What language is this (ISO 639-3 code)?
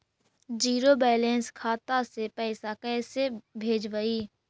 mag